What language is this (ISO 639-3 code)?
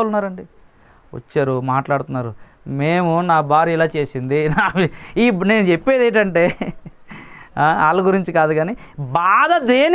hin